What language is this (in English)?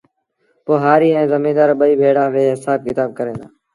Sindhi Bhil